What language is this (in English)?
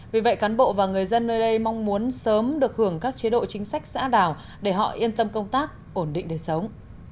Vietnamese